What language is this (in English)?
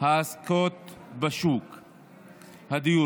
Hebrew